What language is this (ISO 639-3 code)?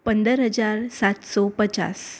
guj